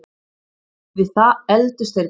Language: Icelandic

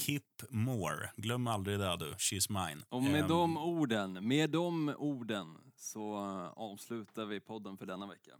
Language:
Swedish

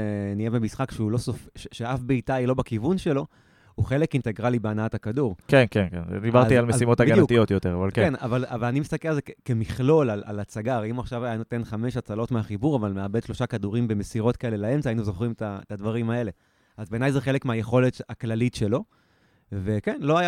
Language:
Hebrew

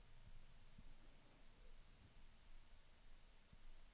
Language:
Swedish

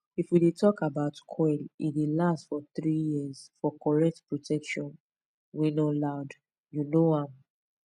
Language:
Nigerian Pidgin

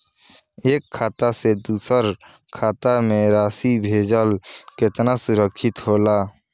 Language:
Bhojpuri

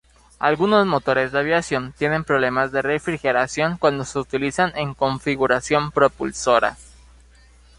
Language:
Spanish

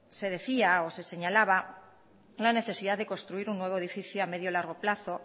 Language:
Spanish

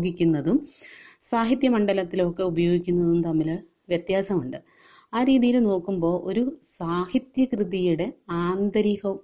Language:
Malayalam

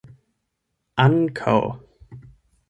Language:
Esperanto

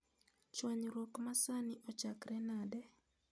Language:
Luo (Kenya and Tanzania)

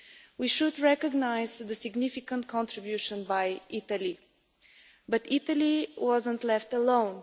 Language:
English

